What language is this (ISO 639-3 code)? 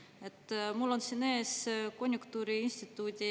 est